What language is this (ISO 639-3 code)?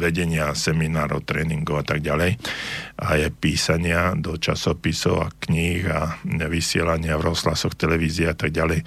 slk